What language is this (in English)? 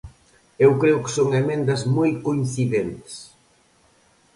Galician